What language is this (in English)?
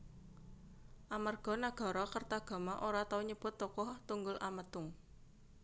Javanese